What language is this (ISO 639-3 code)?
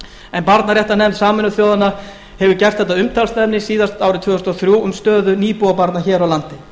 isl